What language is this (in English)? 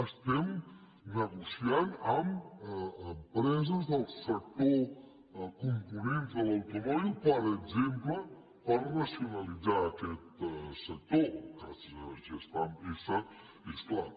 Catalan